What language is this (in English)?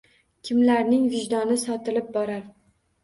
Uzbek